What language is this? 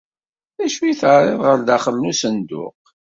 Kabyle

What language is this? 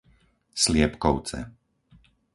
Slovak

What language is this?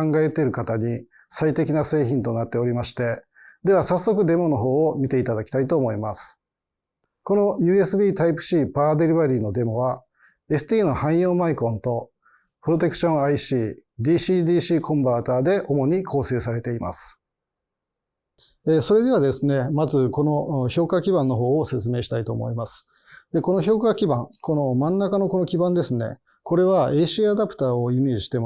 Japanese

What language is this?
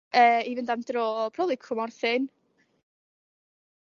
Welsh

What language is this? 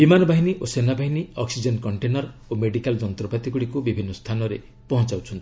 Odia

